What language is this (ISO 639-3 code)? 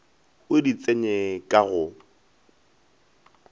nso